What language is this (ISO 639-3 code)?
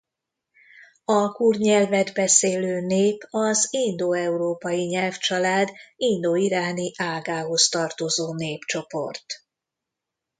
hun